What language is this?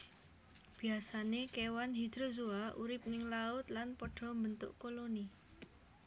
Javanese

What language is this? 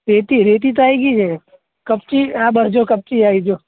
Gujarati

